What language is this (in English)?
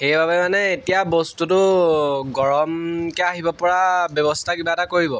Assamese